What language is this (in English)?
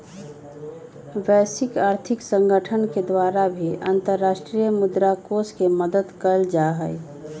Magahi